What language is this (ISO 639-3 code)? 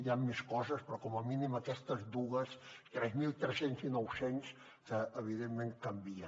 cat